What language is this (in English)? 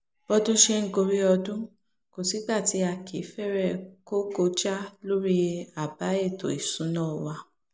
Yoruba